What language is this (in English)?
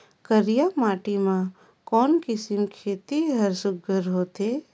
Chhattisgarhi